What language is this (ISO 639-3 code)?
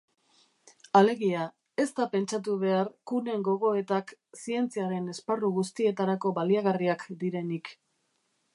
eus